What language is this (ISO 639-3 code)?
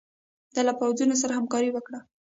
pus